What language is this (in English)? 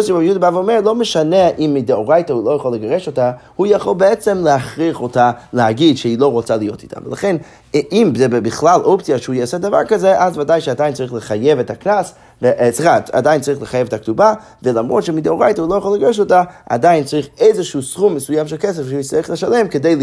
Hebrew